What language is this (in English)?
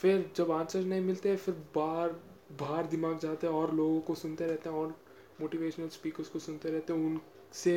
Hindi